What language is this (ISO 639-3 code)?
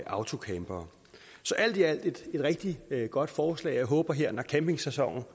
dan